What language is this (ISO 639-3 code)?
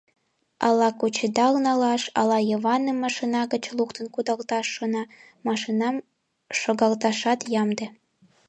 chm